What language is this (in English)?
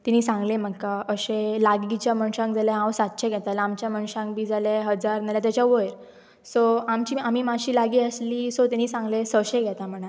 Konkani